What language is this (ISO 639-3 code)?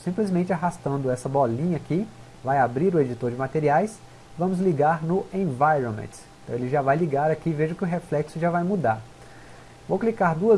por